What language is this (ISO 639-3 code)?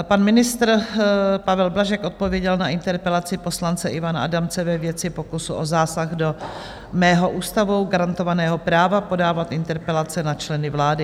ces